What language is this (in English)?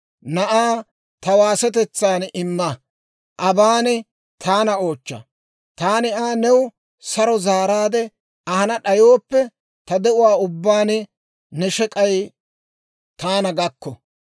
Dawro